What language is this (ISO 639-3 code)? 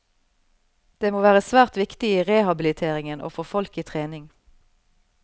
nor